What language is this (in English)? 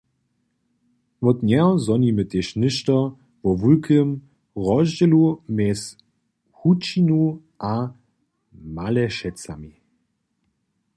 Upper Sorbian